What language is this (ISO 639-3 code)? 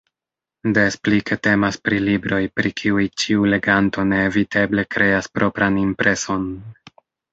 epo